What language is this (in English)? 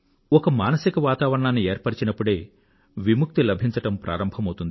Telugu